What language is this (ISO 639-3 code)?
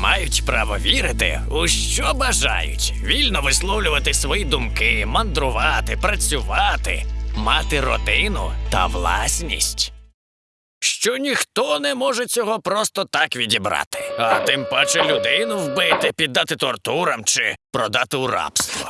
ukr